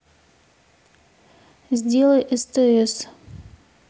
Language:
Russian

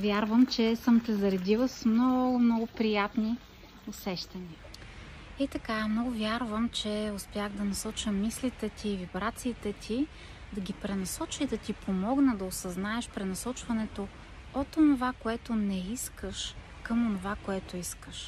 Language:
Bulgarian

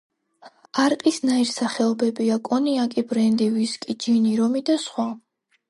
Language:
Georgian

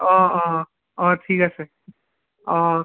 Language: Assamese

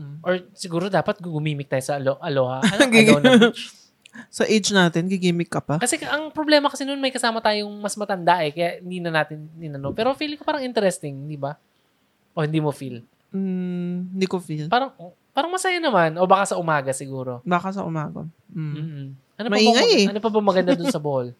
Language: Filipino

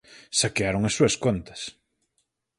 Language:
Galician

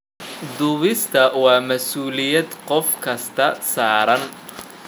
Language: Somali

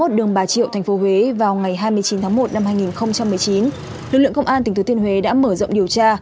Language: Vietnamese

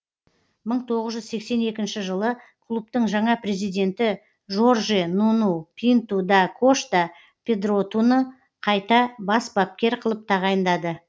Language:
Kazakh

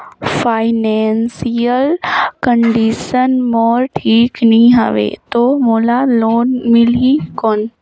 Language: Chhattisgarhi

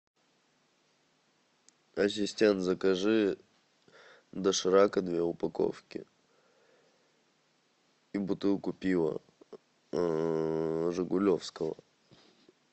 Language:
Russian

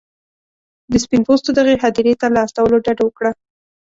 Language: Pashto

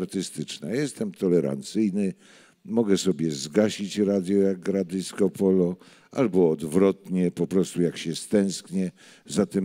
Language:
Polish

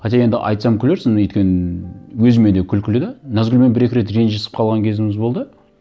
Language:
Kazakh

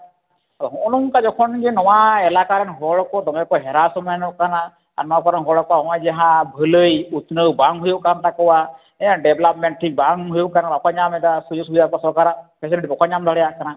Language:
Santali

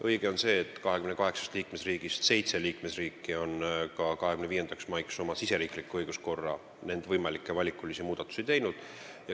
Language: Estonian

